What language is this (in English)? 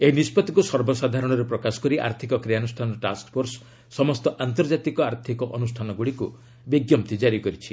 Odia